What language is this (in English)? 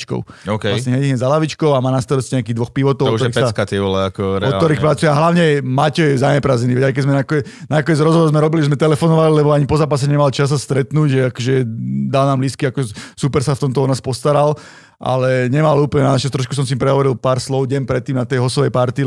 Slovak